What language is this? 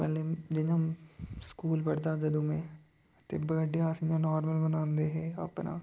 Dogri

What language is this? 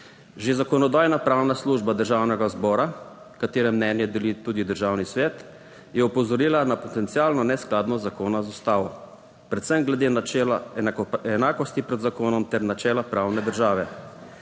Slovenian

